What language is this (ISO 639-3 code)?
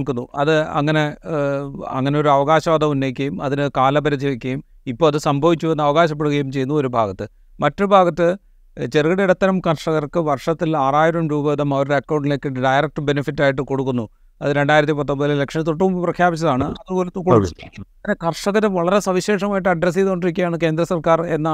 mal